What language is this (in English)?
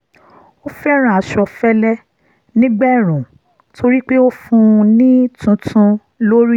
Yoruba